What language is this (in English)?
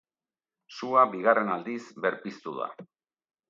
Basque